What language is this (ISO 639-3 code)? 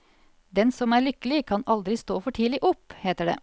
nor